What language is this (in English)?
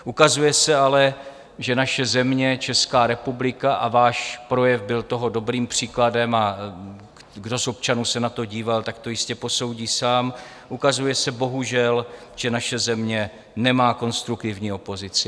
Czech